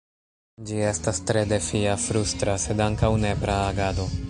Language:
Esperanto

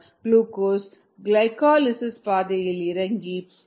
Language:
Tamil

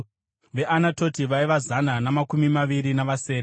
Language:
Shona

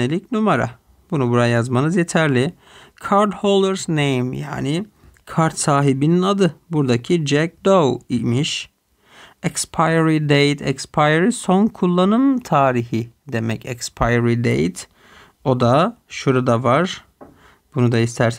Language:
Turkish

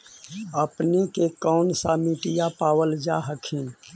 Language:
Magahi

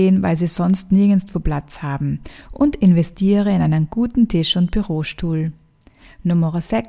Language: German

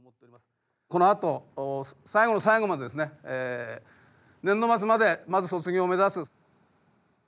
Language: Japanese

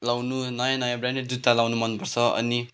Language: Nepali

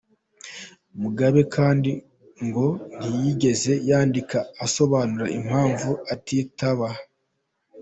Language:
Kinyarwanda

